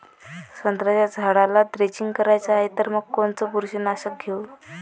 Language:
Marathi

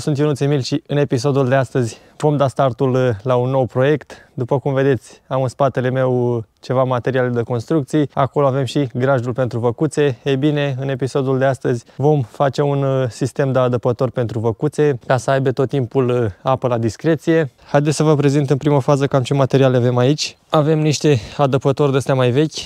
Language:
Romanian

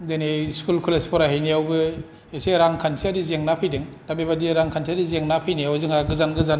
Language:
Bodo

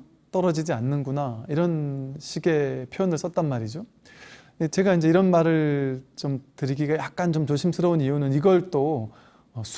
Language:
Korean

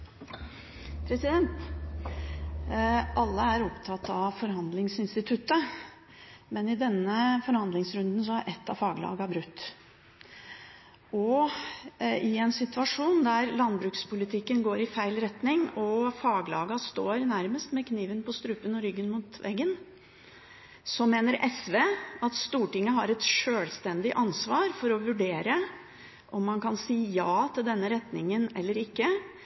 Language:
Norwegian Bokmål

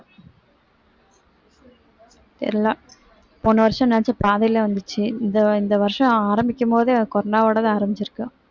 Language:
Tamil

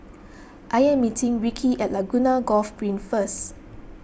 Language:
English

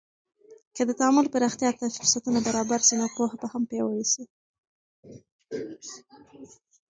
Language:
Pashto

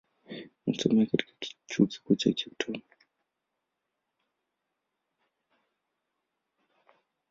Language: Swahili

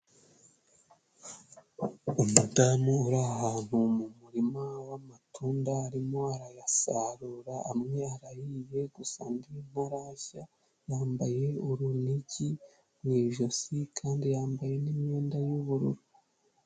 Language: Kinyarwanda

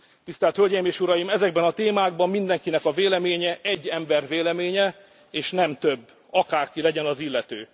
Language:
Hungarian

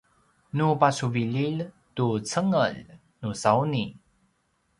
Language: Paiwan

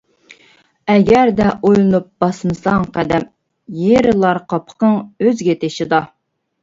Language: Uyghur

